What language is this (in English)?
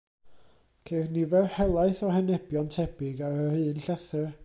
Welsh